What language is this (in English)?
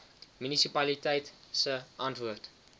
Afrikaans